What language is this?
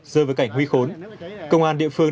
Vietnamese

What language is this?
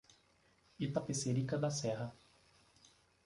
Portuguese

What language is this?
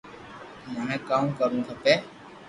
Loarki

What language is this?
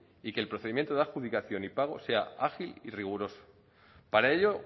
Spanish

